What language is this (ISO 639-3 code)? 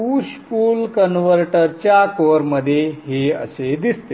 mar